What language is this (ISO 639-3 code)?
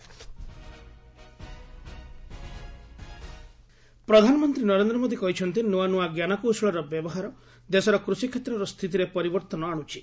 ori